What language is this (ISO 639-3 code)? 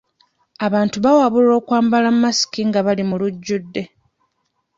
lug